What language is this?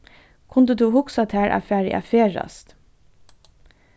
Faroese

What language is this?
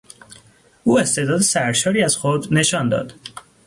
Persian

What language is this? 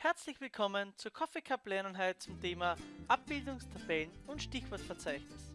German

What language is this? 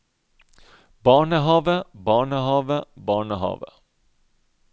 Norwegian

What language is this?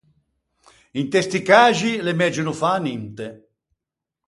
Ligurian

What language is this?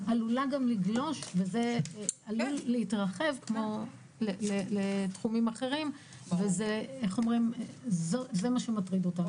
Hebrew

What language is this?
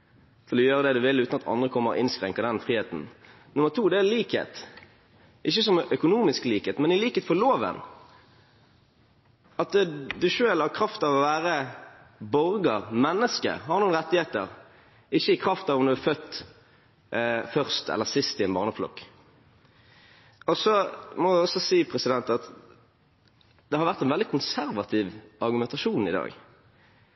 Norwegian Bokmål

